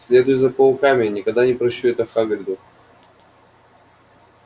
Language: Russian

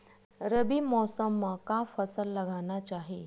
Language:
Chhattisgarhi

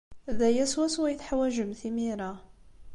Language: Kabyle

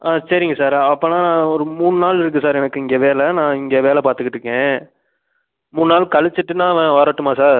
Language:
Tamil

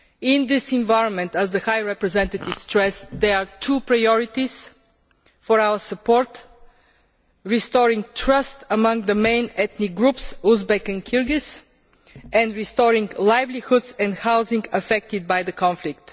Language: English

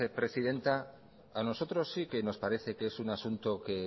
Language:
Spanish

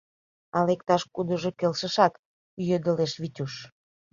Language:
Mari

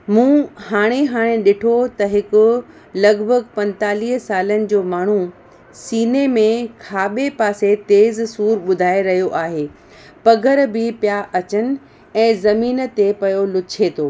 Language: Sindhi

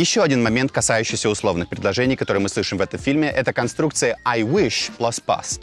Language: Russian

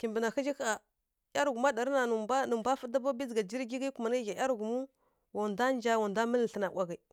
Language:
Kirya-Konzəl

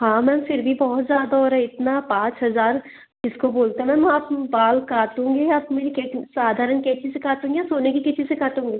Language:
Hindi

